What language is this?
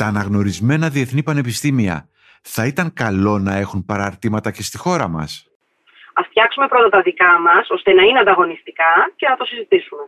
Greek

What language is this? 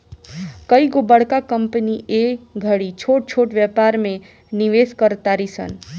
Bhojpuri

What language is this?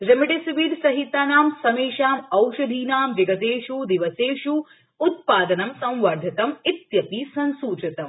Sanskrit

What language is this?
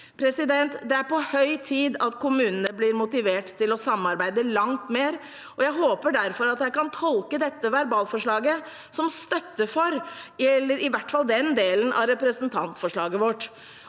Norwegian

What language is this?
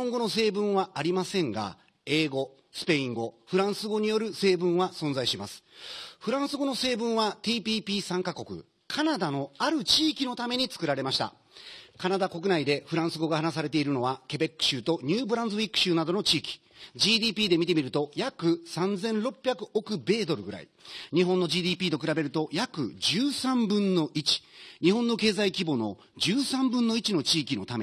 Japanese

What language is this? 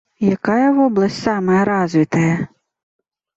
Belarusian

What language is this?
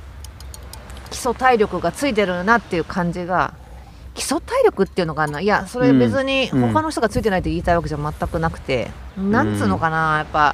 Japanese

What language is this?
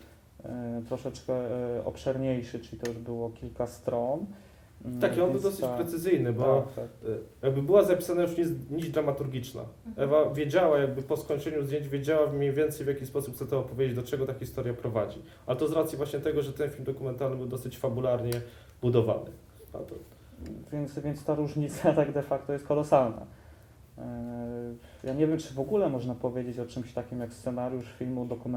Polish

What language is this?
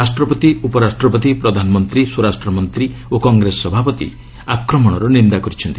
Odia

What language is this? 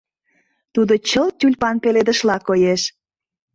Mari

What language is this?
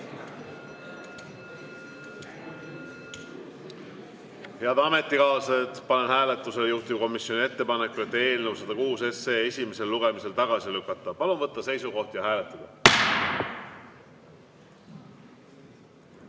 Estonian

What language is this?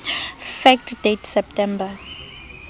Southern Sotho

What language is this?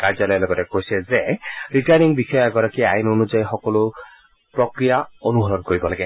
Assamese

